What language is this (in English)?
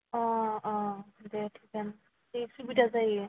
Bodo